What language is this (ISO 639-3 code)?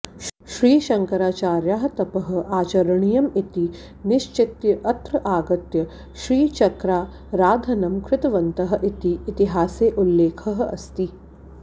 san